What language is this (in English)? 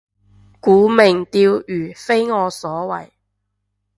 Cantonese